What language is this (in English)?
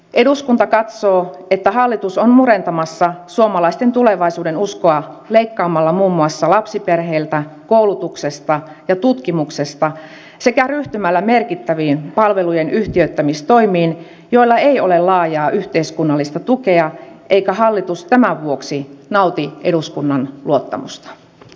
Finnish